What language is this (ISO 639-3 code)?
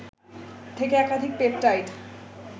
ben